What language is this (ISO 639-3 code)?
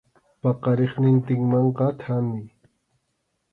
qxu